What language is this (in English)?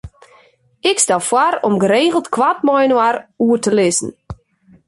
Western Frisian